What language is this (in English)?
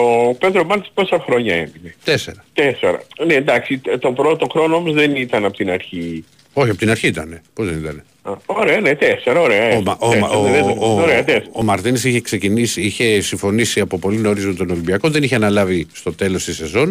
Greek